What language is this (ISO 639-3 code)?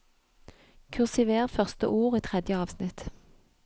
nor